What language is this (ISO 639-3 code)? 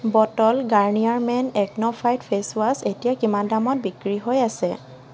asm